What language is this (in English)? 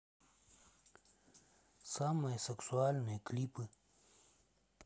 Russian